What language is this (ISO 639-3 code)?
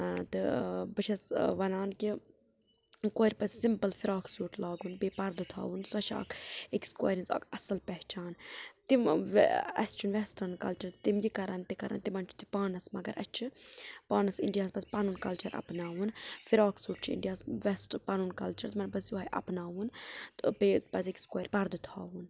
kas